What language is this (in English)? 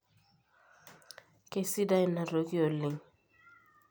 Masai